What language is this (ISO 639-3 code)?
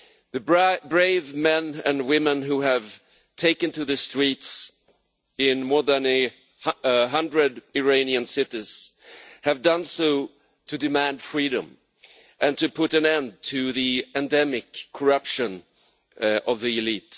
eng